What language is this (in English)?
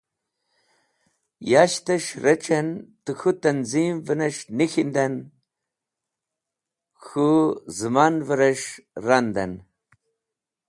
Wakhi